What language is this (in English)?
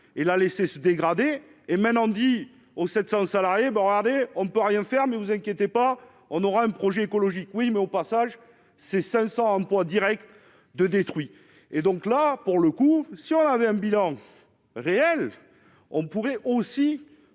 French